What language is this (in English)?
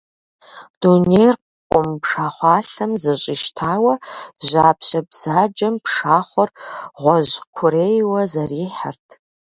Kabardian